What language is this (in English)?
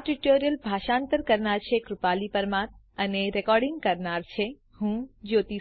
Gujarati